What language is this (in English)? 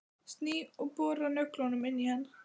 Icelandic